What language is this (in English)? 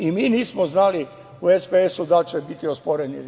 Serbian